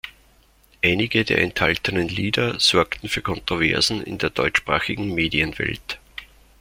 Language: German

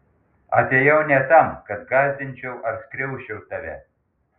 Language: Lithuanian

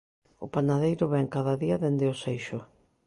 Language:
Galician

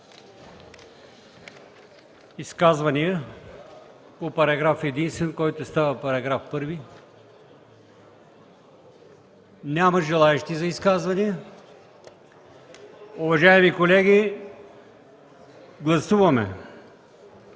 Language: Bulgarian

